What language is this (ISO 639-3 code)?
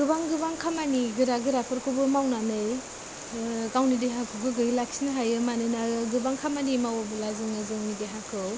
brx